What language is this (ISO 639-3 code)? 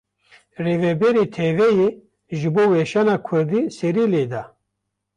kur